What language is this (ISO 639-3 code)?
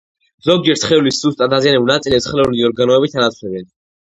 kat